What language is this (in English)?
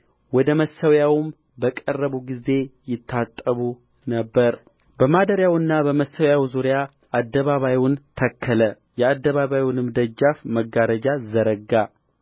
Amharic